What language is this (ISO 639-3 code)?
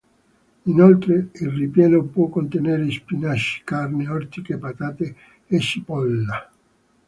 ita